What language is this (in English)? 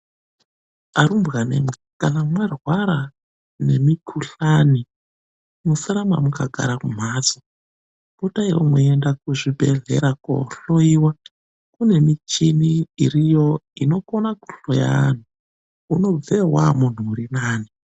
Ndau